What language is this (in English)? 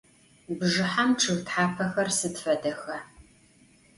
Adyghe